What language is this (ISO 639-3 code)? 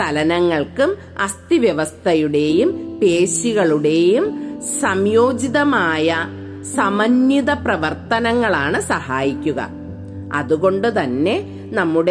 mal